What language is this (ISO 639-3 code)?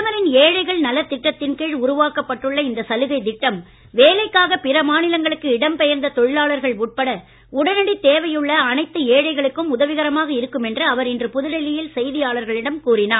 tam